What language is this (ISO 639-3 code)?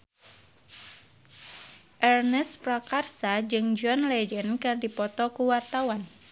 sun